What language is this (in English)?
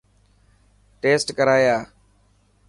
Dhatki